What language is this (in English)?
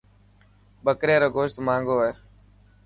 Dhatki